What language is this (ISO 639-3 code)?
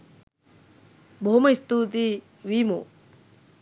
sin